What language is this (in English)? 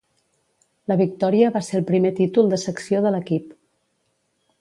Catalan